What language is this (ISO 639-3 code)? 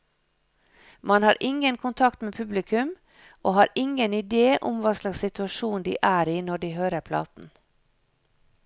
nor